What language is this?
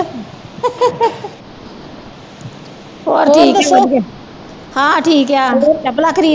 Punjabi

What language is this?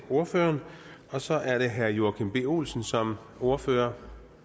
Danish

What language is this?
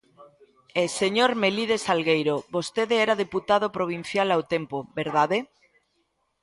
Galician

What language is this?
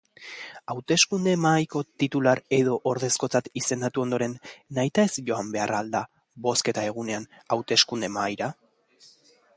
Basque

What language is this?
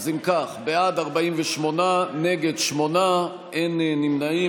Hebrew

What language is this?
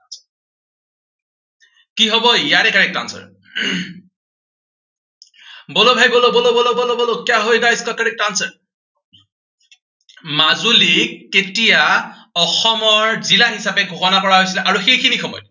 Assamese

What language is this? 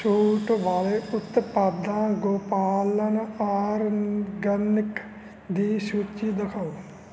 Punjabi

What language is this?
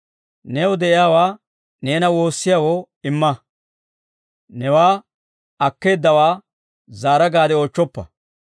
Dawro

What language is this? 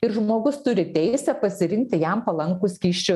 Lithuanian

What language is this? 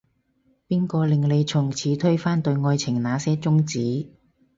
Cantonese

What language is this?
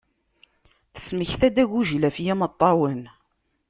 Kabyle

